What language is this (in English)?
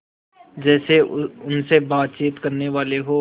Hindi